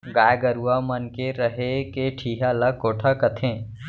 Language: Chhattisgarhi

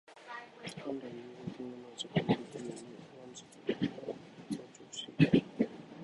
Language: Japanese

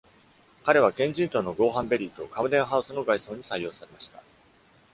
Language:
Japanese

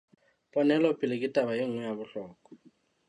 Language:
Southern Sotho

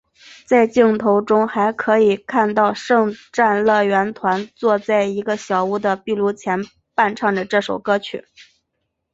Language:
Chinese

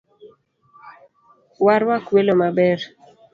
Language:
Luo (Kenya and Tanzania)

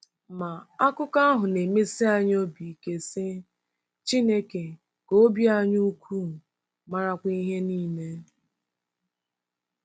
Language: Igbo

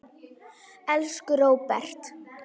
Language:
Icelandic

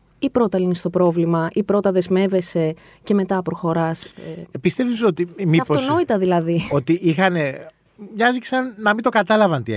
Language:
Greek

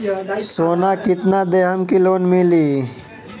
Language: Bhojpuri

